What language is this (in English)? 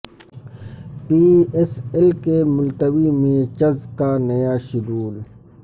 Urdu